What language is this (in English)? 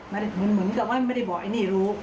Thai